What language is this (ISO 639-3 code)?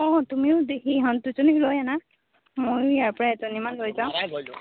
asm